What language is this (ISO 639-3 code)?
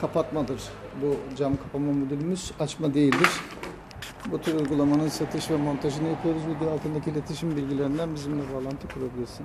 tur